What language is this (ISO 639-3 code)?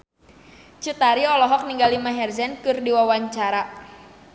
sun